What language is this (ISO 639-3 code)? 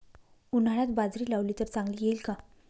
mar